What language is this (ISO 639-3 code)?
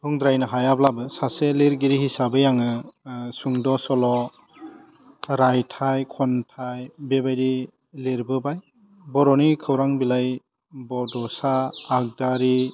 brx